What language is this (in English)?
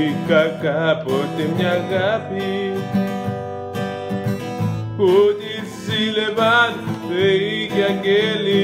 Greek